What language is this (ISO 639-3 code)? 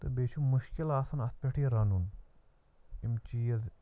kas